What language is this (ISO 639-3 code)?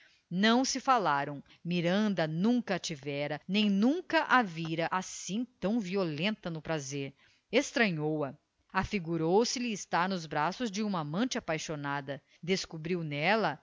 por